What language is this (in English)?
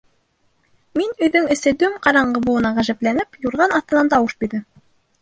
Bashkir